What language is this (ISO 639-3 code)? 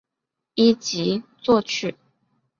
zho